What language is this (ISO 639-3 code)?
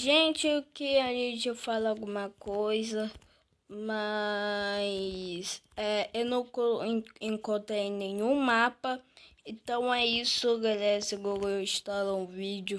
por